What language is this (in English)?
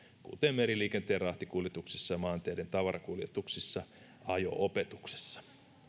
Finnish